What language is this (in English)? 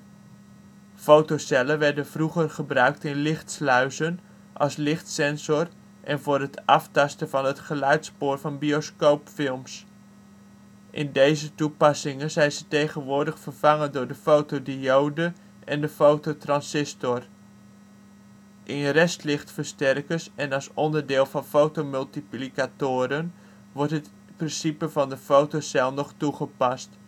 Dutch